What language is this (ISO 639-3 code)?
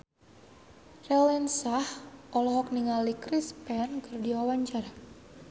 sun